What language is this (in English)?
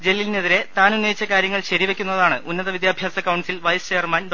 Malayalam